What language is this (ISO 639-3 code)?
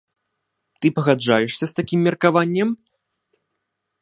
bel